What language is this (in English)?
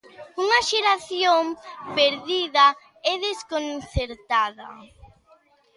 Galician